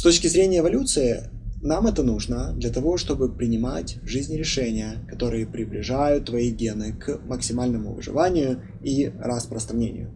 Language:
Russian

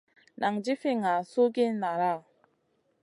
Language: Masana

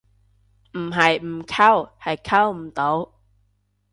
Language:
Cantonese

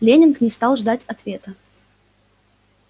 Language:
Russian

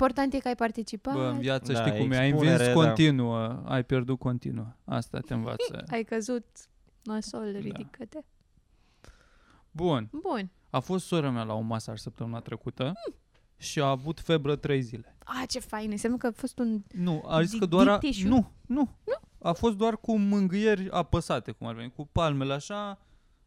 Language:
Romanian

